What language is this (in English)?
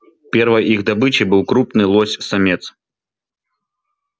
Russian